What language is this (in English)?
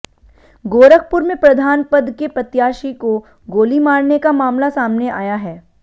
Hindi